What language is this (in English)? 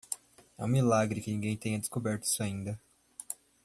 Portuguese